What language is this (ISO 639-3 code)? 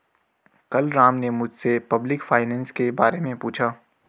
hin